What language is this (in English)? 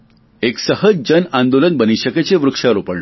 Gujarati